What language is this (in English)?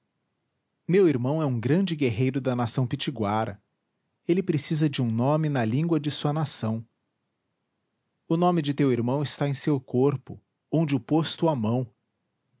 Portuguese